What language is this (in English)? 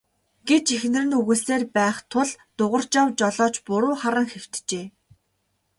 Mongolian